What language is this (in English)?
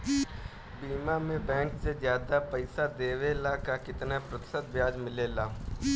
Bhojpuri